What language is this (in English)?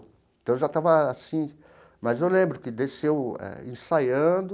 Portuguese